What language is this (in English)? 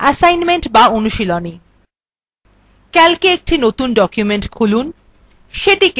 Bangla